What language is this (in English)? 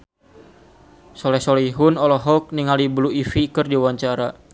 Sundanese